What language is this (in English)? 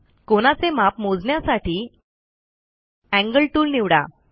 Marathi